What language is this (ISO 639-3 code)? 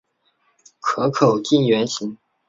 zho